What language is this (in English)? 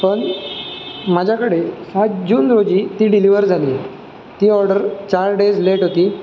Marathi